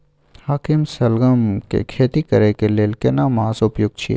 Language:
Maithili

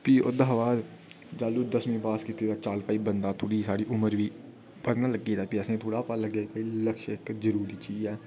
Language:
Dogri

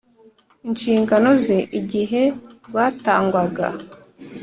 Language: Kinyarwanda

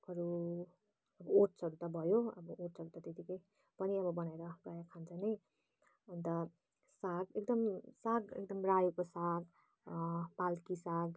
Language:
Nepali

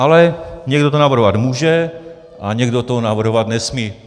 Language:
Czech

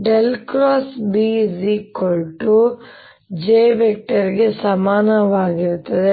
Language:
Kannada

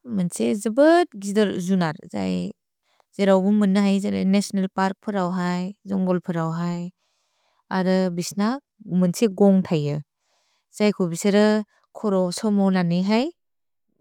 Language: Bodo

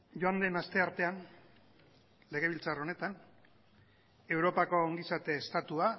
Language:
Basque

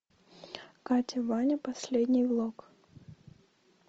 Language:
Russian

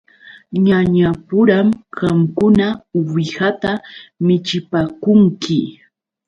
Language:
Yauyos Quechua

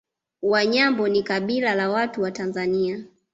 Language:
Swahili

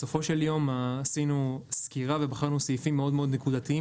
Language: Hebrew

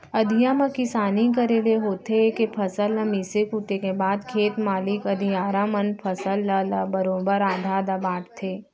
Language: Chhattisgarhi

